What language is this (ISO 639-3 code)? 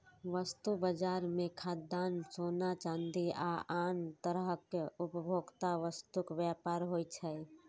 mai